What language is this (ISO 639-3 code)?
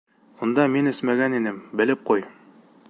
bak